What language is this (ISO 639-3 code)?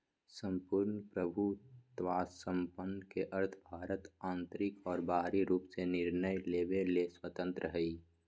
mag